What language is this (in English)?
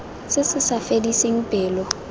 Tswana